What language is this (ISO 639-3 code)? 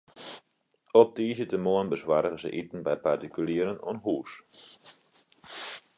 fry